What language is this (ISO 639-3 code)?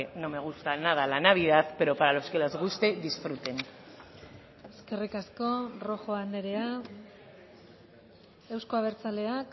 spa